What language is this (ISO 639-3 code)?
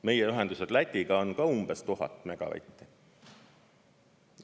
est